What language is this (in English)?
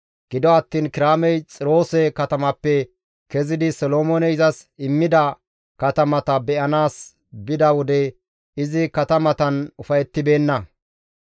Gamo